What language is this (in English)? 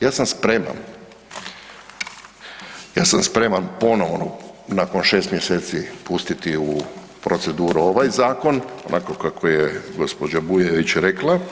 Croatian